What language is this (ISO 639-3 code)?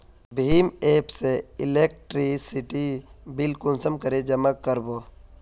mag